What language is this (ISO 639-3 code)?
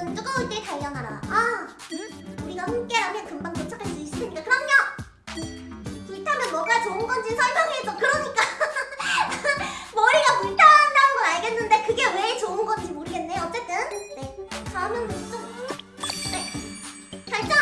kor